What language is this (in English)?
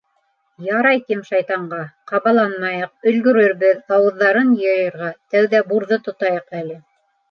Bashkir